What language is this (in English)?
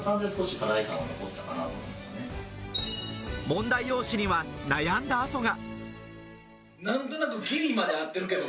Japanese